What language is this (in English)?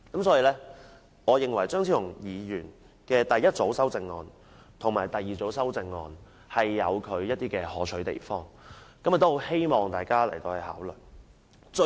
Cantonese